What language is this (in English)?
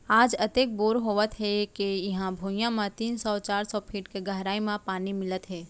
Chhattisgarhi